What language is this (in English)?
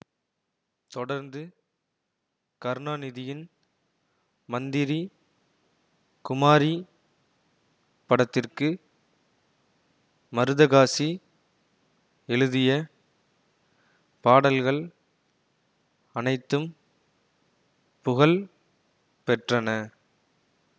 Tamil